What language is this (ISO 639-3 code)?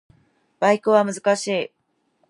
jpn